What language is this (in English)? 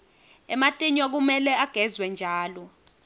Swati